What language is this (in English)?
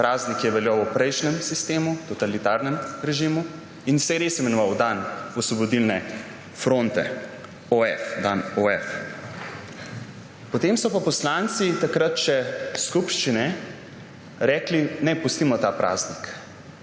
Slovenian